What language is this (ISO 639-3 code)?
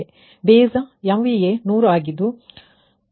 kan